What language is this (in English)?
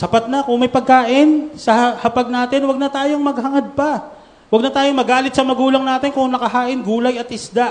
Filipino